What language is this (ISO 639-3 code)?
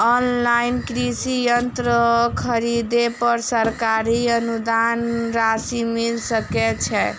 mai